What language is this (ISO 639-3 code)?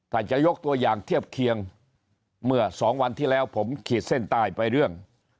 tha